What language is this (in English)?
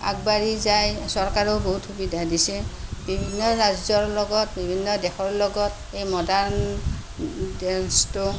Assamese